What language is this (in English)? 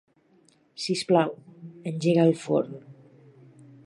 Catalan